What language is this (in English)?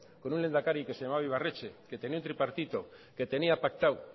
Spanish